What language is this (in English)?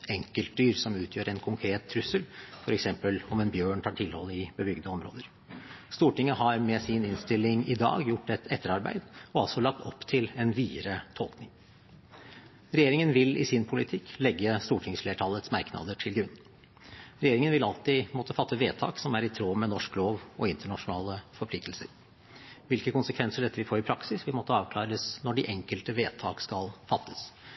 Norwegian Bokmål